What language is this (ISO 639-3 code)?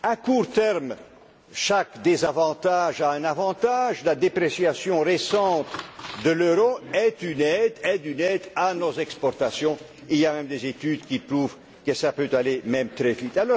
fra